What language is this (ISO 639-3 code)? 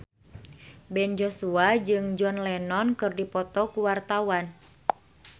sun